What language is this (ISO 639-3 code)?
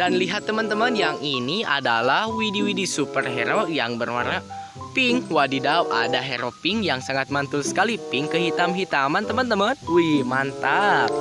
ind